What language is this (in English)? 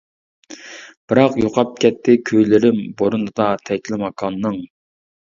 Uyghur